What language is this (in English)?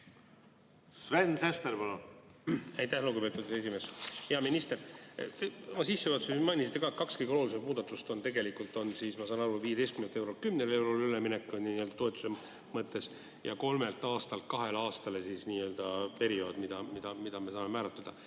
Estonian